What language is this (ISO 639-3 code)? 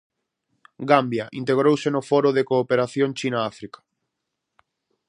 glg